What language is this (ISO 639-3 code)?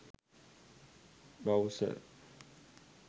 sin